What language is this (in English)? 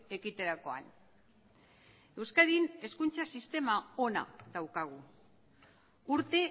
Basque